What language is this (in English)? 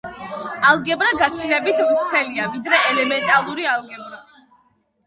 Georgian